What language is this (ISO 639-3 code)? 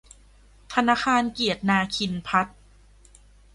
tha